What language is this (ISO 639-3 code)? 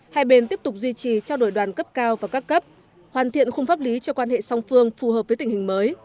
vie